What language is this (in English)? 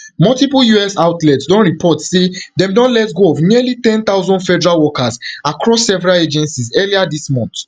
Nigerian Pidgin